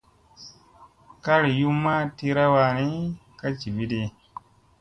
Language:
Musey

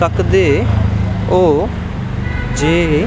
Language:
Dogri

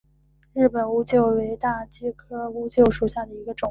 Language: Chinese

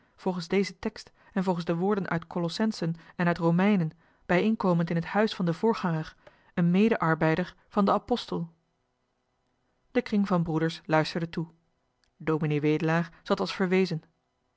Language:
Dutch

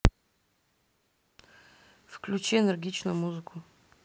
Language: Russian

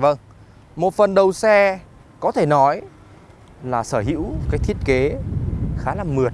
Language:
Vietnamese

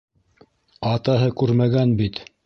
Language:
Bashkir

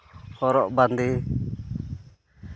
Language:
Santali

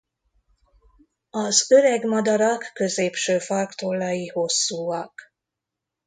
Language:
Hungarian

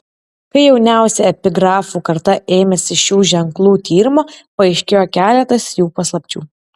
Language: Lithuanian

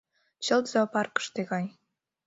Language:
Mari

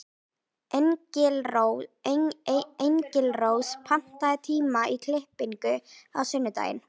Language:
Icelandic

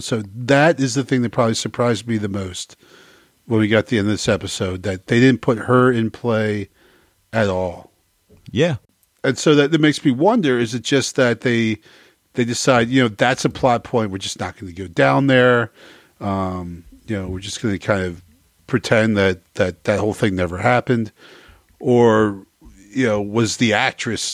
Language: English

